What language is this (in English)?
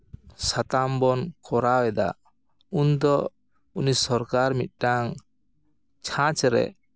Santali